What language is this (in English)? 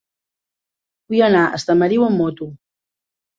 Catalan